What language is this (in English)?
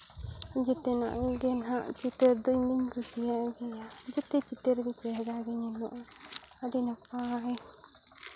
Santali